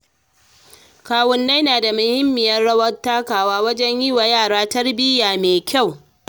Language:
Hausa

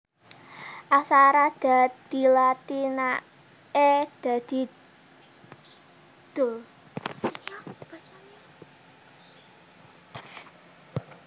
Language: Javanese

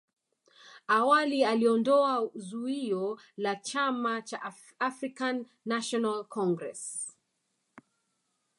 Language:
Swahili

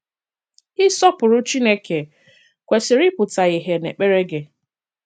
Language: Igbo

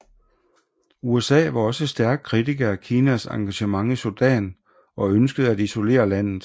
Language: Danish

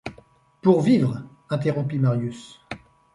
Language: French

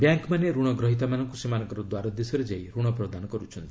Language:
Odia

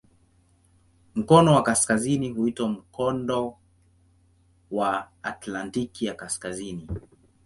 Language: Swahili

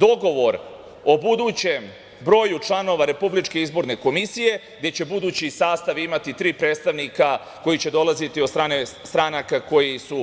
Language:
Serbian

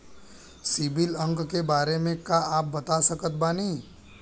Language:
Bhojpuri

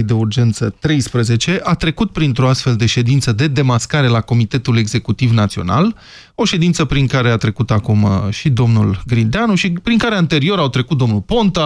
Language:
Romanian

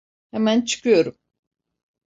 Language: Turkish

